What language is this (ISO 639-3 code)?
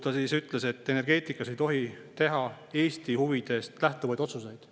est